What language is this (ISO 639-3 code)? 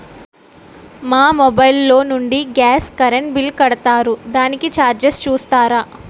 tel